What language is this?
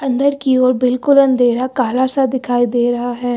Hindi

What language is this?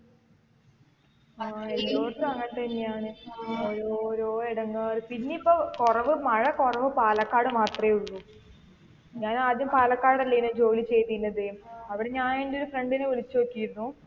Malayalam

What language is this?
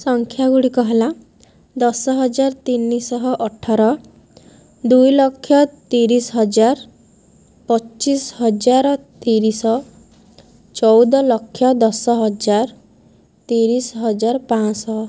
Odia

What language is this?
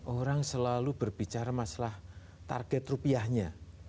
Indonesian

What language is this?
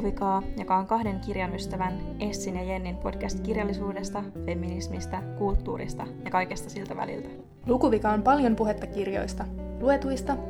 Finnish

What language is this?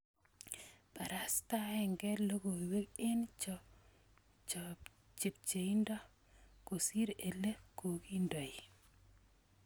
Kalenjin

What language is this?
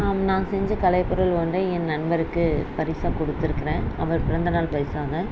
Tamil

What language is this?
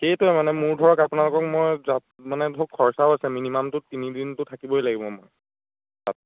Assamese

